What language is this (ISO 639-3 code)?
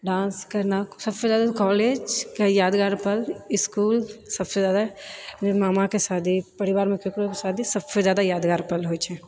mai